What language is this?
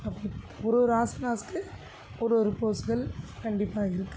Tamil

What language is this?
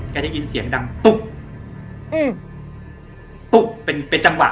Thai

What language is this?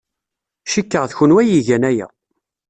Kabyle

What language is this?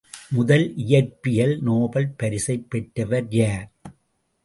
Tamil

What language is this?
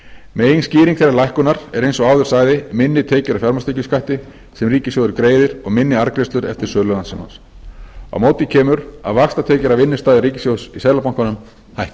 Icelandic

